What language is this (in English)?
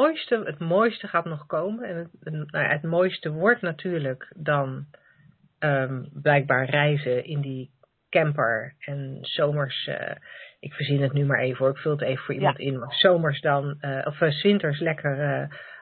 Dutch